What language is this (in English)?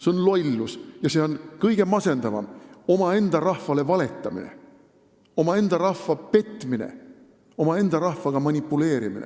Estonian